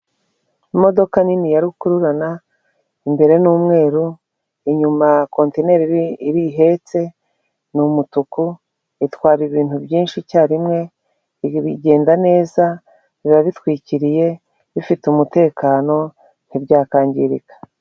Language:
Kinyarwanda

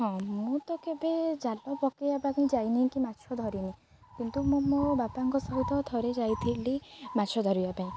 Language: Odia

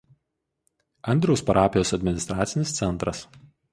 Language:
Lithuanian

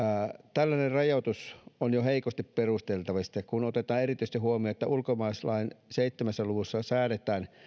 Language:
Finnish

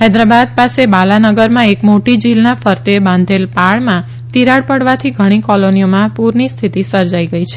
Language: Gujarati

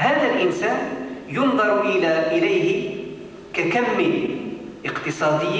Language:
Arabic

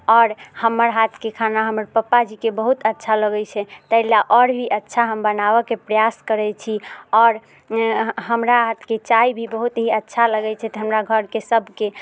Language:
Maithili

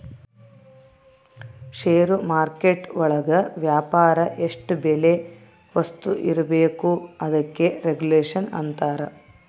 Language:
Kannada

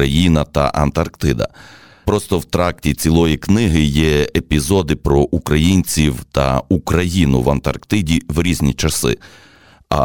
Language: Ukrainian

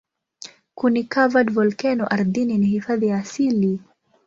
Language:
Swahili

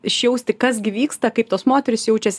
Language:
Lithuanian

